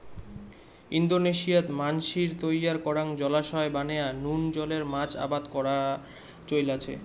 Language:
Bangla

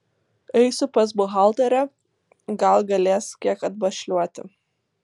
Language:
Lithuanian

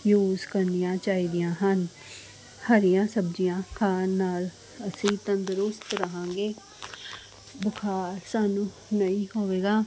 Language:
Punjabi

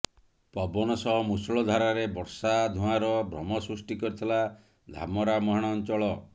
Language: Odia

